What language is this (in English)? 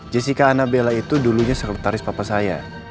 Indonesian